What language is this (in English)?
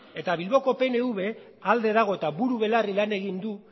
Basque